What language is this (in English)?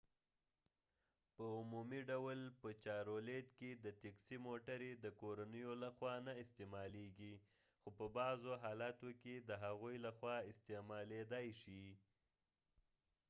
Pashto